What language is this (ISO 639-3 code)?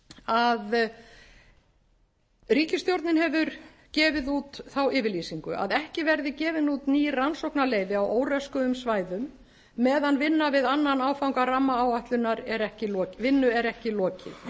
isl